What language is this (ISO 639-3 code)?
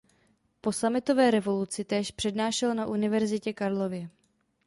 ces